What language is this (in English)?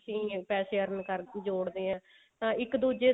Punjabi